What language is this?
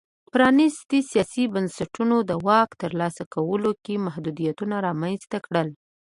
Pashto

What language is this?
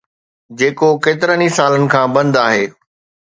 Sindhi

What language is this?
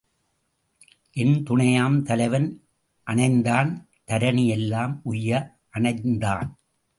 Tamil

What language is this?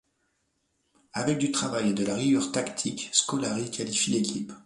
French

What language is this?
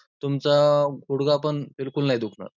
Marathi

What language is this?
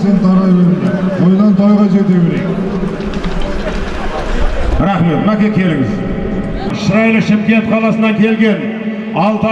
Turkish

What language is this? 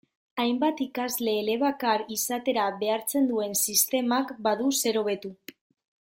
Basque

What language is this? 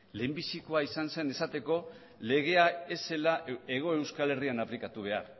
Basque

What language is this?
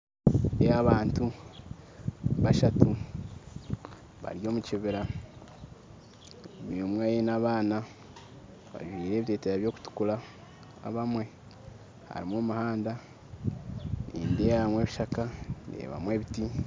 Nyankole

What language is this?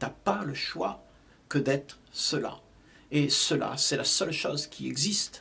French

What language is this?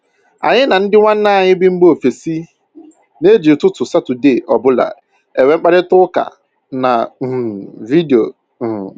Igbo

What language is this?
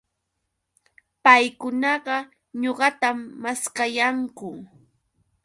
Yauyos Quechua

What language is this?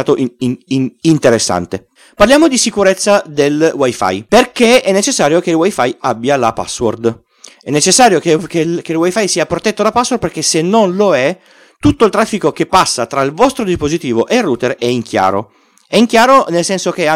Italian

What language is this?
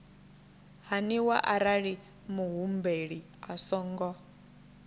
Venda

